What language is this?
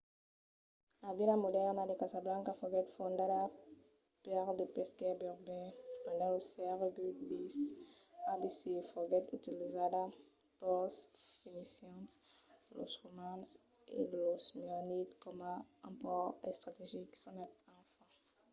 Occitan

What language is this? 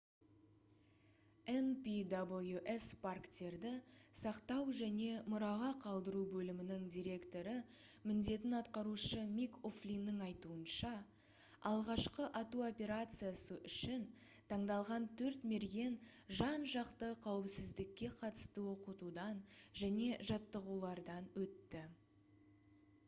Kazakh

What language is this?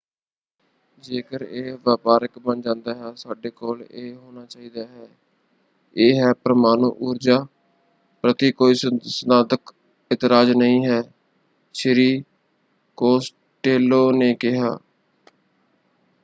Punjabi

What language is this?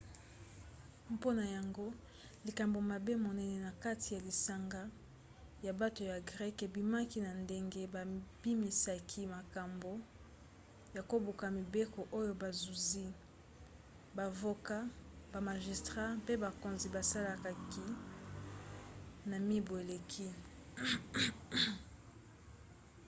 Lingala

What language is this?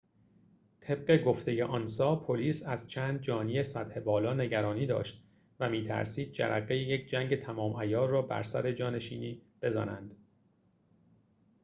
Persian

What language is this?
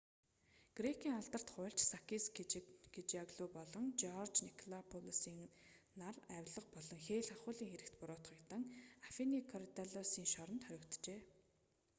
Mongolian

